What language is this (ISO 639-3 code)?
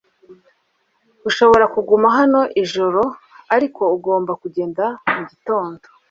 kin